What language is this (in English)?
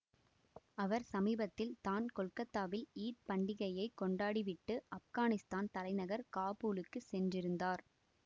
Tamil